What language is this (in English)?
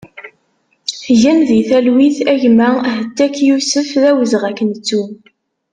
Kabyle